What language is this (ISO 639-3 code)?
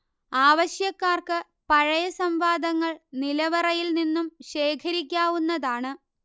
mal